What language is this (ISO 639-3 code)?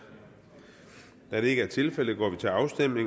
dan